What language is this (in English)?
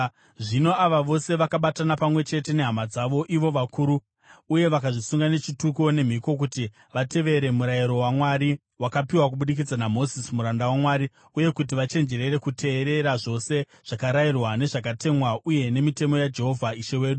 Shona